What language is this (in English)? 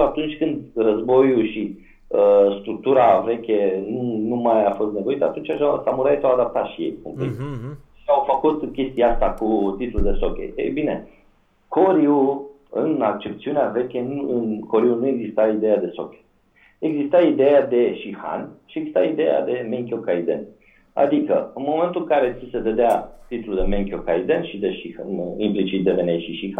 Romanian